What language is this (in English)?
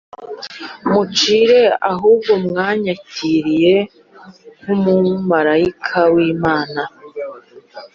Kinyarwanda